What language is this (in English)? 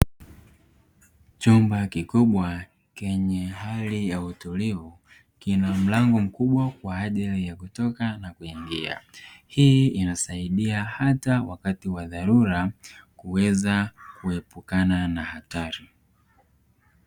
Swahili